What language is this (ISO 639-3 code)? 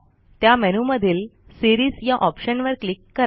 mar